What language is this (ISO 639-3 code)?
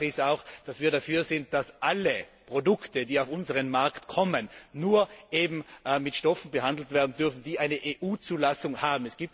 deu